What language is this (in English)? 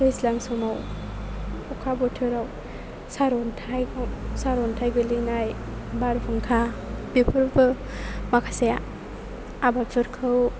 Bodo